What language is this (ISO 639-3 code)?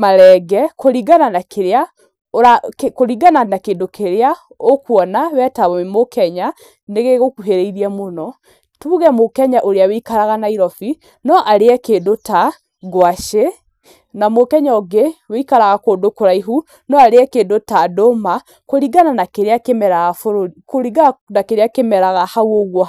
kik